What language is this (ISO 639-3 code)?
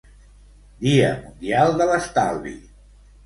cat